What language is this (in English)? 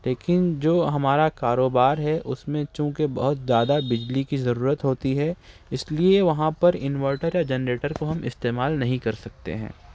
Urdu